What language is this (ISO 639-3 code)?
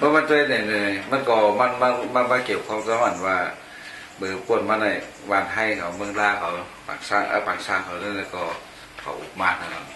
tha